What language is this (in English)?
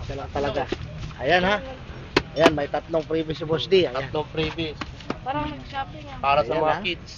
Filipino